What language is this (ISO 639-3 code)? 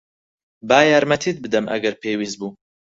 ckb